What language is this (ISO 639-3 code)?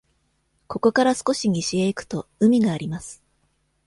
jpn